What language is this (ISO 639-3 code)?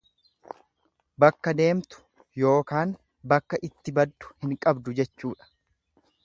orm